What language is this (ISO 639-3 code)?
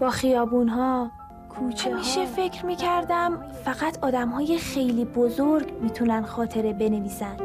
fas